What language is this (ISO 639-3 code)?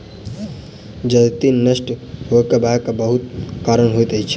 mai